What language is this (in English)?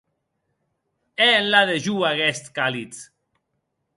Occitan